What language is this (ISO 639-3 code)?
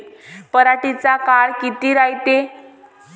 mar